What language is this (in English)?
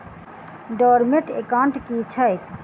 Maithili